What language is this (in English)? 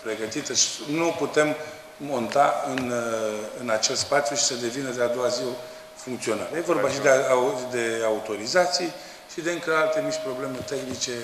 Romanian